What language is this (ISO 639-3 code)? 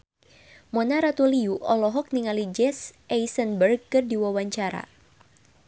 sun